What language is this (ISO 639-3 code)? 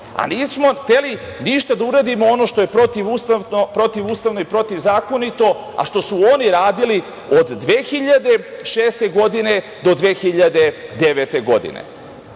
srp